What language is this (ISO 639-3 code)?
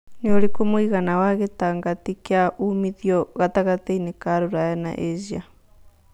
kik